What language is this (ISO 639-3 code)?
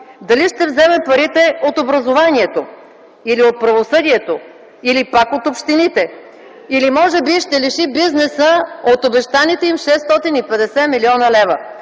bul